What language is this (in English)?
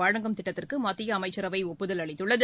Tamil